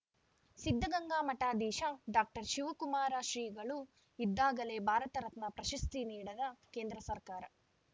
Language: Kannada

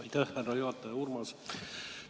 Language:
Estonian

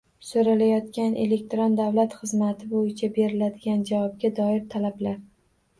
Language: Uzbek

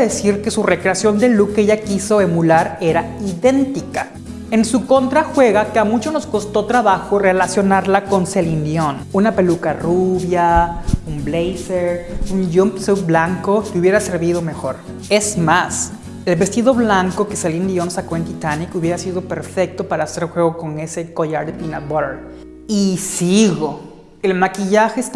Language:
Spanish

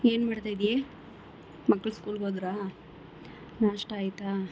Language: Kannada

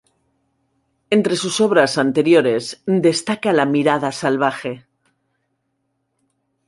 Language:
Spanish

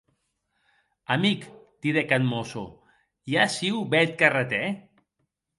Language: Occitan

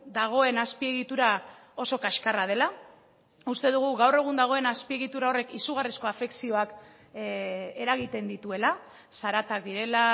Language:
Basque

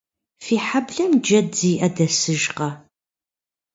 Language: Kabardian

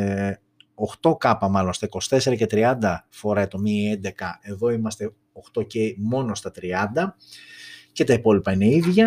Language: Greek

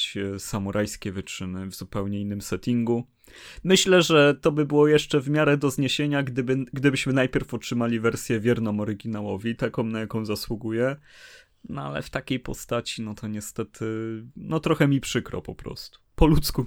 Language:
Polish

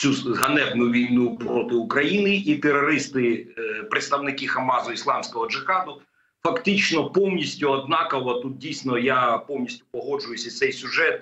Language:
Ukrainian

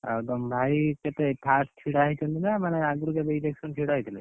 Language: Odia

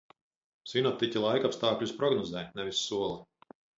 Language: Latvian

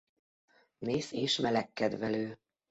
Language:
Hungarian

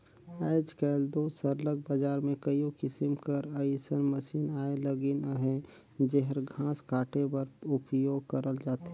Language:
Chhattisgarhi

